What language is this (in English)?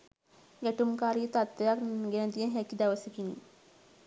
Sinhala